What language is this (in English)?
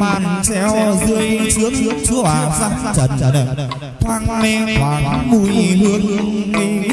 Vietnamese